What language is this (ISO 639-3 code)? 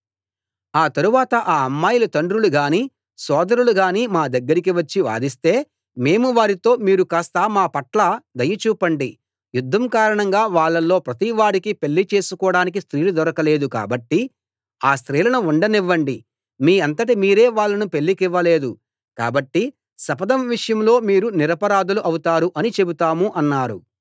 tel